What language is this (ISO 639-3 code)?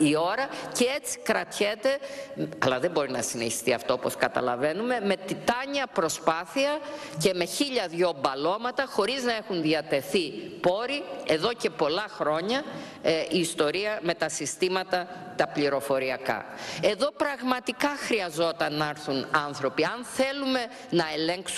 ell